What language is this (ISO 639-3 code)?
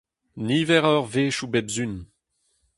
bre